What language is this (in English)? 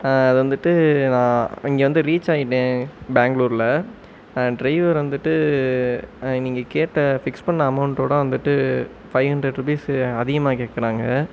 Tamil